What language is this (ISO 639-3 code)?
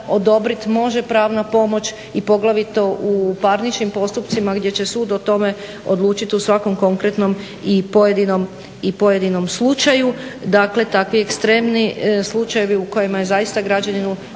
hrv